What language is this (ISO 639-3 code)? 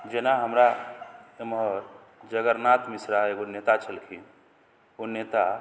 mai